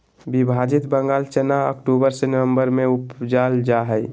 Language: Magahi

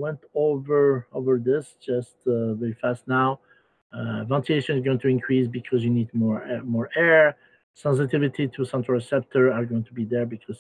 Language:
English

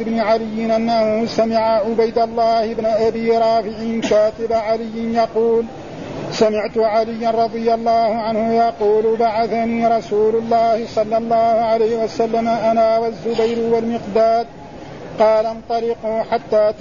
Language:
Arabic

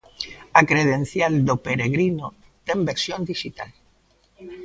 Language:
Galician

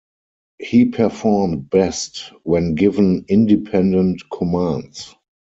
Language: English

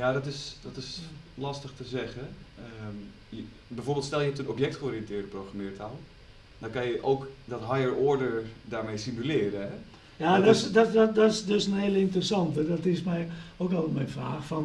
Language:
Dutch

